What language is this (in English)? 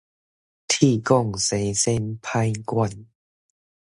Min Nan Chinese